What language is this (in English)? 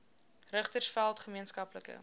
Afrikaans